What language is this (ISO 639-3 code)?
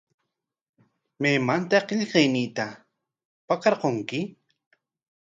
qwa